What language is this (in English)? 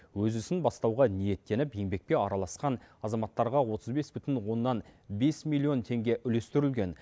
Kazakh